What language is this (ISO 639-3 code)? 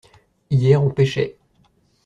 fra